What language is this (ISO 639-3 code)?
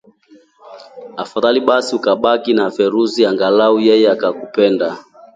swa